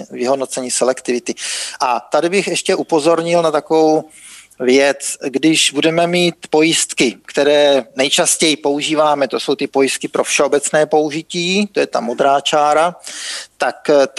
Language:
Czech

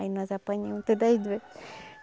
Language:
Portuguese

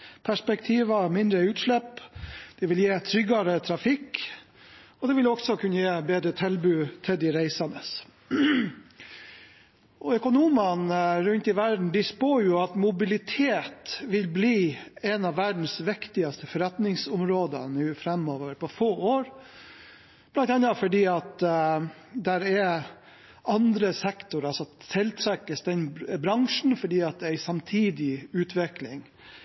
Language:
Norwegian Bokmål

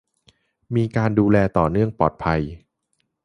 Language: Thai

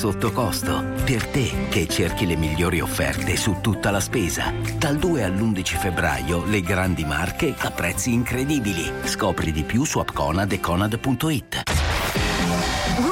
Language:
Italian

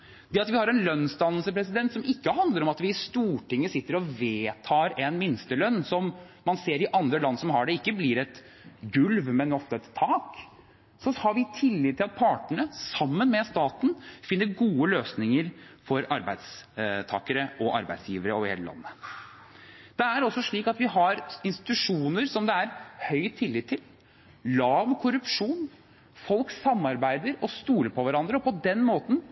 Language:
Norwegian Bokmål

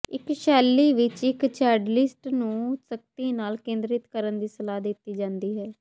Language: Punjabi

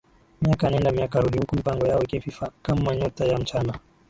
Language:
Swahili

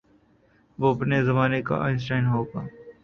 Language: Urdu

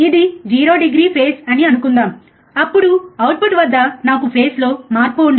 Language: Telugu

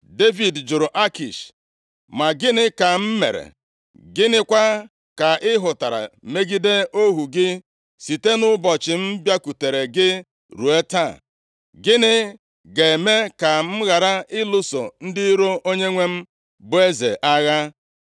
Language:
Igbo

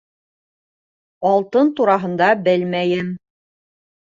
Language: Bashkir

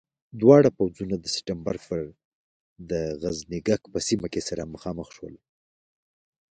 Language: Pashto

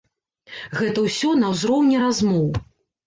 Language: Belarusian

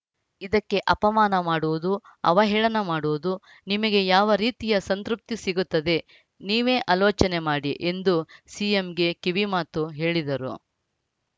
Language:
Kannada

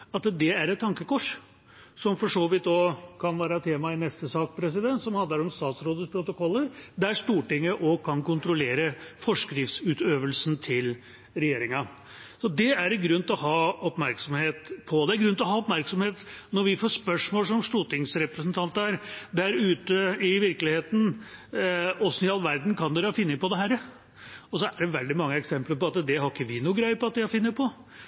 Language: Norwegian Bokmål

